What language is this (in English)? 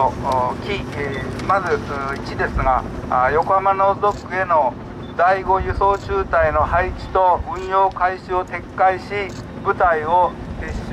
Japanese